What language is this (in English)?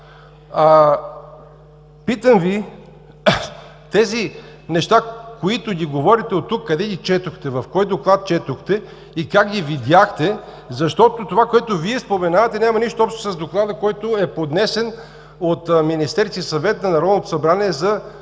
Bulgarian